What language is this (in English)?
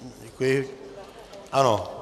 Czech